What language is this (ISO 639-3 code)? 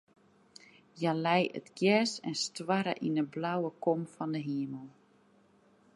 fry